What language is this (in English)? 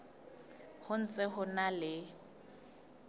Southern Sotho